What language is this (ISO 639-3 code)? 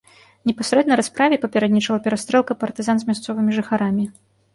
bel